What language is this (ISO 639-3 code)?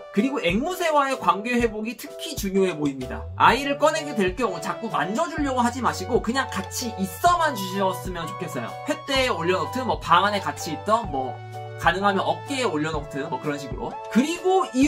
kor